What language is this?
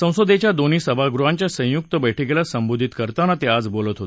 Marathi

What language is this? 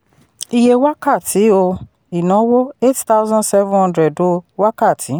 Yoruba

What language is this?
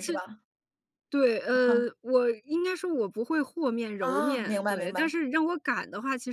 Chinese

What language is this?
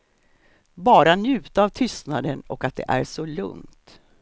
Swedish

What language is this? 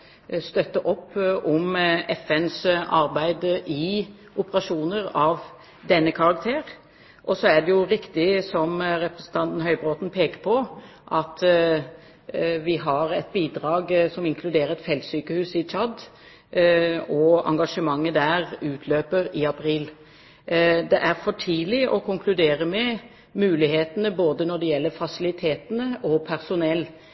Norwegian Bokmål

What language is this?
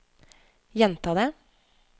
Norwegian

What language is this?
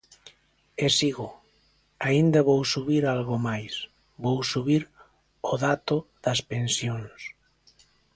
Galician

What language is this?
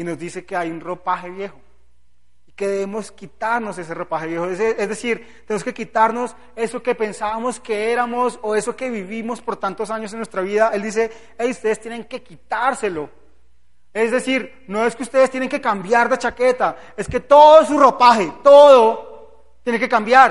Spanish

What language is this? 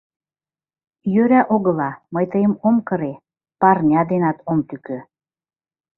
Mari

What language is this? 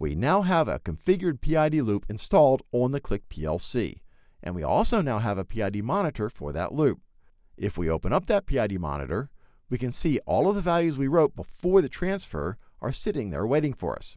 English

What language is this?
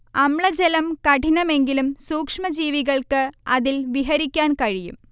Malayalam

